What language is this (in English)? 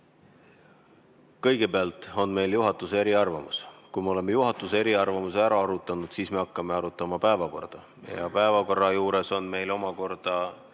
Estonian